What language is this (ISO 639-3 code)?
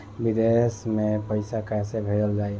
bho